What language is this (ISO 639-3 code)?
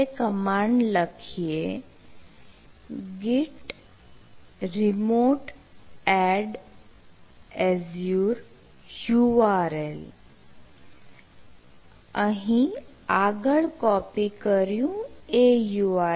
guj